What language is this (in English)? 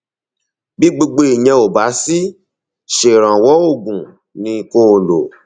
Yoruba